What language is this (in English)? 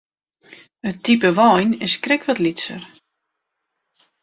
Western Frisian